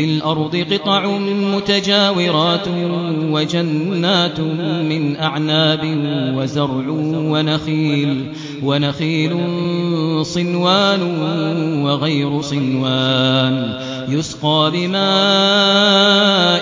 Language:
Arabic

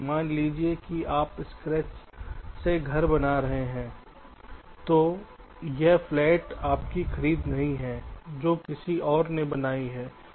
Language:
Hindi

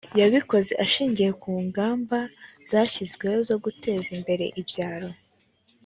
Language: Kinyarwanda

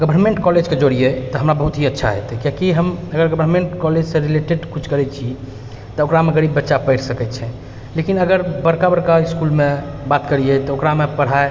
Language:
Maithili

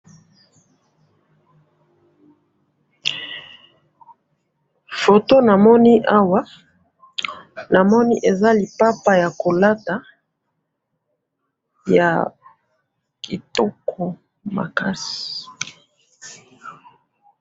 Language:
Lingala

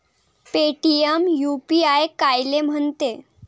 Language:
Marathi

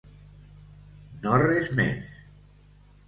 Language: Catalan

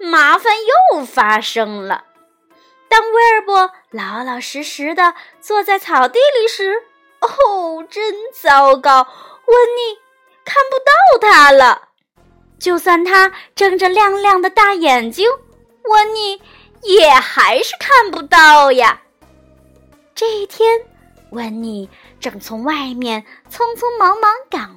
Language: Chinese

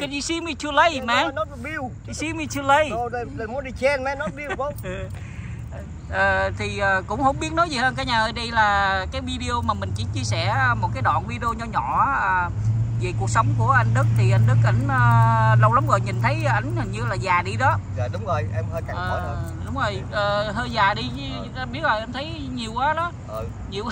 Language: Vietnamese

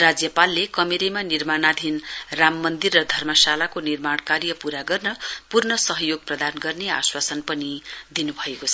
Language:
Nepali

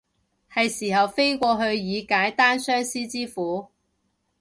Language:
Cantonese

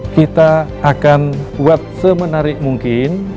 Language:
Indonesian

